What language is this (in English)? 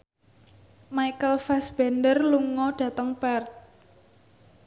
Javanese